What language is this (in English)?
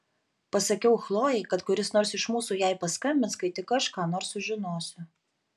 Lithuanian